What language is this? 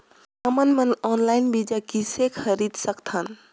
Chhattisgarhi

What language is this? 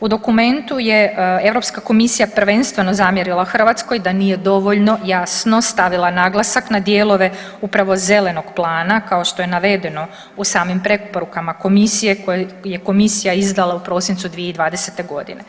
Croatian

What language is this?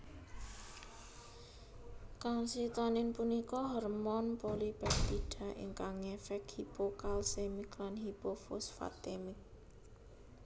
Javanese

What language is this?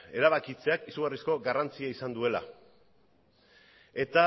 Basque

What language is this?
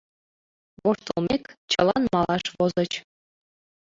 Mari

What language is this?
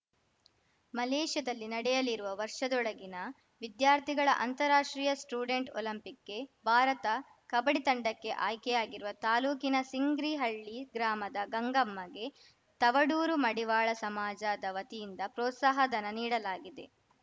Kannada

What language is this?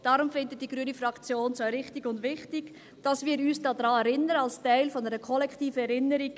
Swiss German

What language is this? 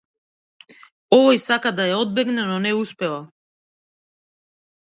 Macedonian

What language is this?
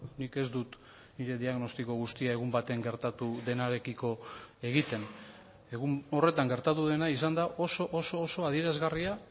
Basque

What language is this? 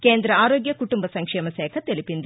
Telugu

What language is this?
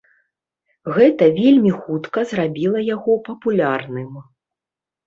Belarusian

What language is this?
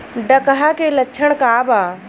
Bhojpuri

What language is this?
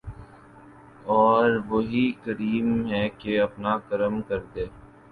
Urdu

